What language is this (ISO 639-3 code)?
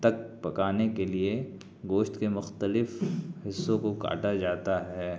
urd